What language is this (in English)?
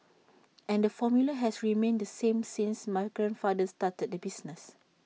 English